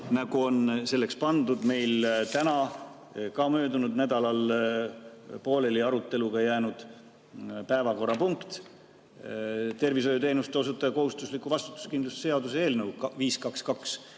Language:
Estonian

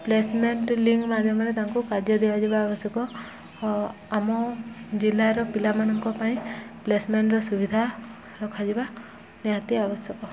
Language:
Odia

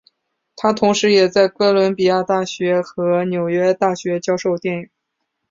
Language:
Chinese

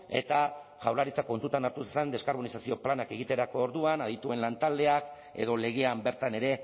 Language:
Basque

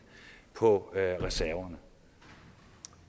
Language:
Danish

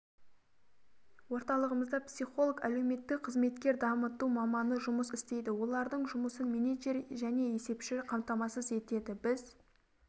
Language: Kazakh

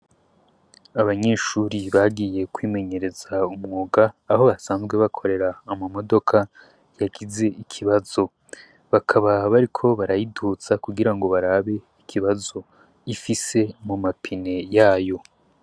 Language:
Rundi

